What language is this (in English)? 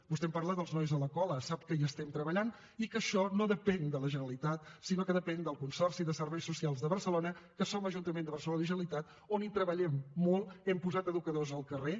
Catalan